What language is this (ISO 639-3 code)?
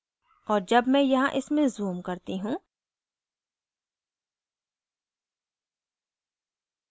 hin